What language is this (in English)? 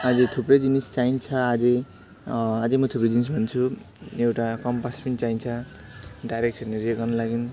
Nepali